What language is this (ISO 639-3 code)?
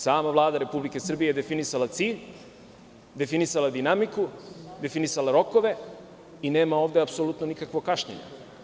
srp